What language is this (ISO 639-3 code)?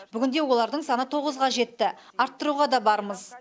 kaz